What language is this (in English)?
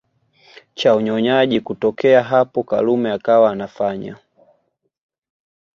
Swahili